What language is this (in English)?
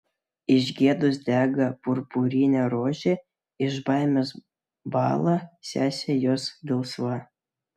Lithuanian